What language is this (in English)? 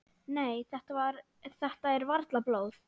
Icelandic